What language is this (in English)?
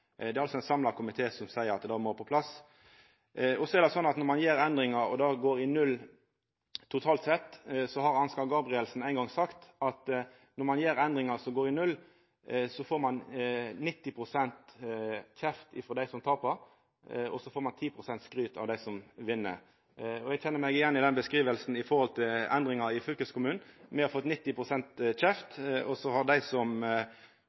Norwegian Nynorsk